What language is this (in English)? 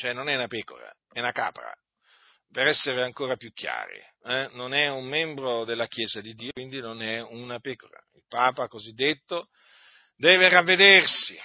Italian